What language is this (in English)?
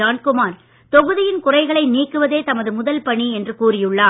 Tamil